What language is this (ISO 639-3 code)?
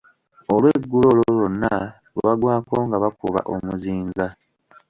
lug